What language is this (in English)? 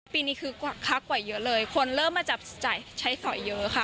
Thai